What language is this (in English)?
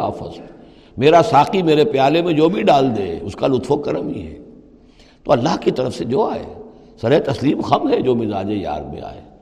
Urdu